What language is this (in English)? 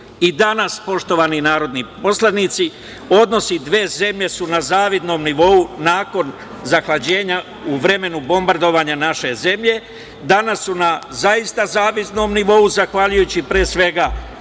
Serbian